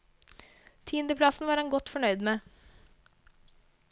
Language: Norwegian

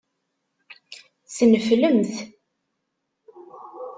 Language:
Kabyle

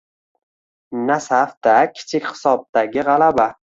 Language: Uzbek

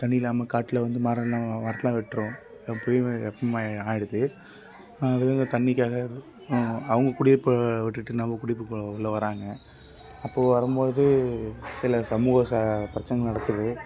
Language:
Tamil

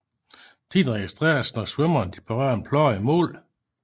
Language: Danish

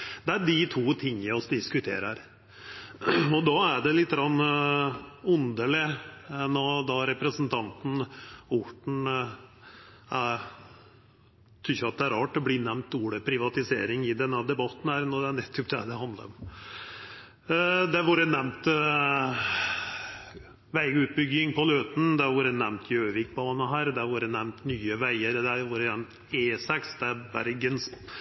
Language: Norwegian Nynorsk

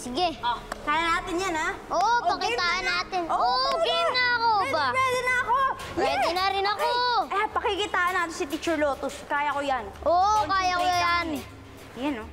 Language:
Filipino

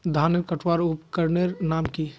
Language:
Magahi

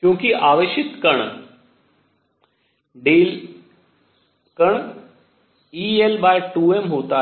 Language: Hindi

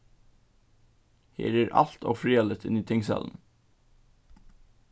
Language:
Faroese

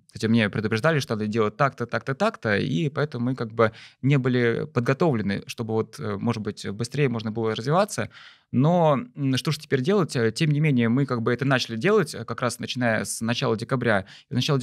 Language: Russian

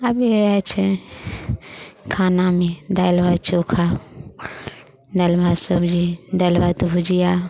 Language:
Maithili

